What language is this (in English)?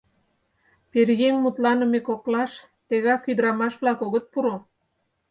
Mari